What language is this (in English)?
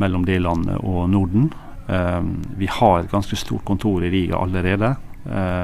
Danish